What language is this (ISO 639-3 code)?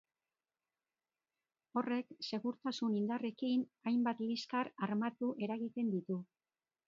eus